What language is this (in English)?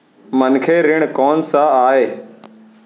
Chhattisgarhi